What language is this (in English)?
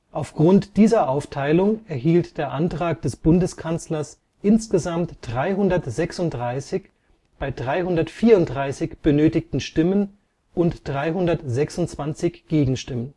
German